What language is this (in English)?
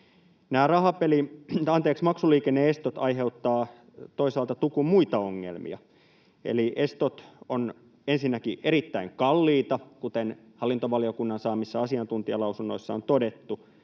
Finnish